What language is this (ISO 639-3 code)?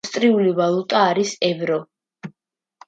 kat